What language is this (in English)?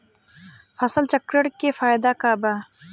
Bhojpuri